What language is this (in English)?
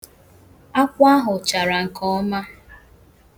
Igbo